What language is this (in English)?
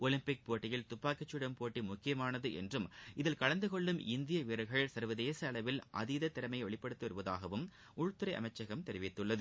Tamil